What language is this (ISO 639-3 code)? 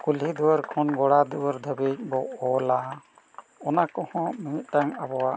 sat